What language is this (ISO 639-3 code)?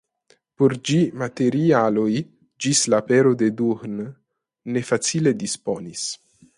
epo